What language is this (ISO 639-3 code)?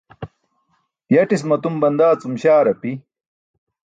bsk